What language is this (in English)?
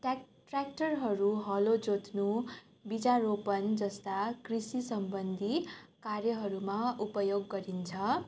Nepali